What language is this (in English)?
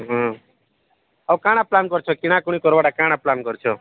Odia